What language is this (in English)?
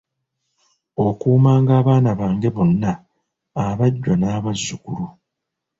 Ganda